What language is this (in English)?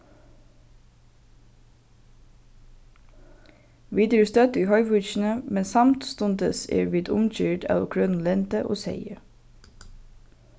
Faroese